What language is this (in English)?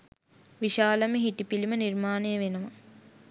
Sinhala